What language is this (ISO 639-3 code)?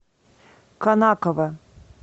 rus